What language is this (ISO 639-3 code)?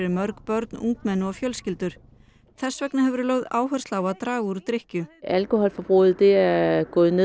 isl